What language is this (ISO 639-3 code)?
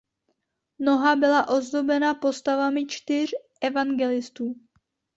ces